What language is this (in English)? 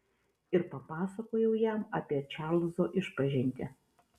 Lithuanian